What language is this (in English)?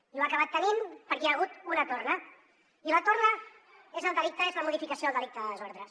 Catalan